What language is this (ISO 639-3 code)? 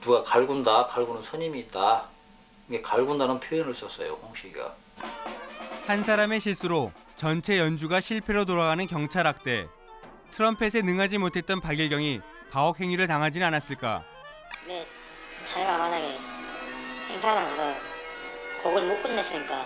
kor